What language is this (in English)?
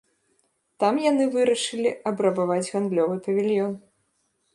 Belarusian